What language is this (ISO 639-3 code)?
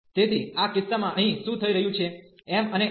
guj